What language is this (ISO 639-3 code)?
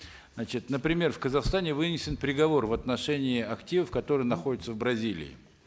kaz